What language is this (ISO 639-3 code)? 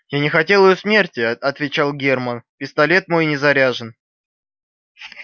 rus